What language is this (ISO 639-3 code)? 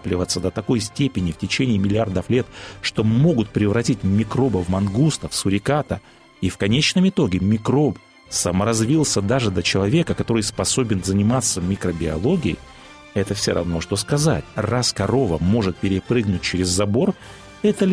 rus